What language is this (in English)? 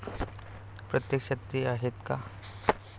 Marathi